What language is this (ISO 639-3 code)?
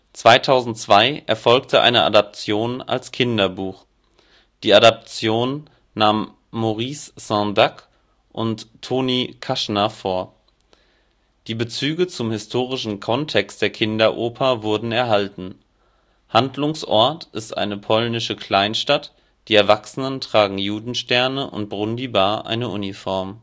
deu